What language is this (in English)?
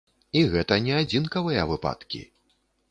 Belarusian